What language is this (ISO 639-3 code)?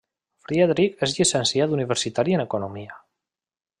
cat